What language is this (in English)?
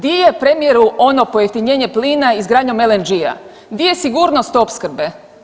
Croatian